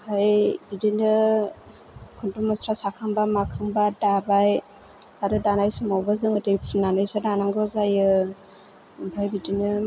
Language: Bodo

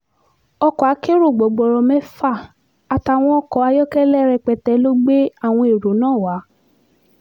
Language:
Yoruba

